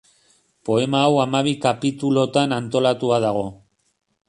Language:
Basque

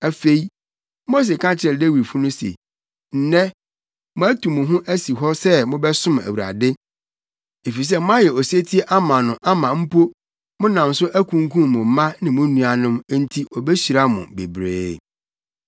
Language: Akan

